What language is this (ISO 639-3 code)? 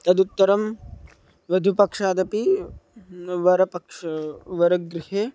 san